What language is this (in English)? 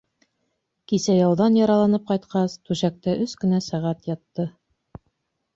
Bashkir